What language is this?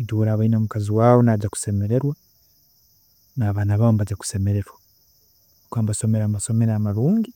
Tooro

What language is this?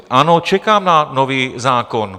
Czech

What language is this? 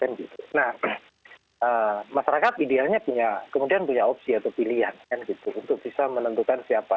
Indonesian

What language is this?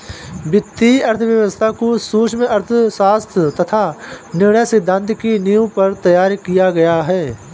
Hindi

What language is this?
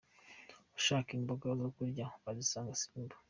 Kinyarwanda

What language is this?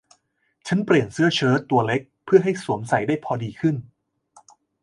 Thai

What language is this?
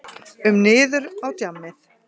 Icelandic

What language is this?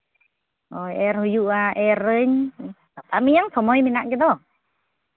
Santali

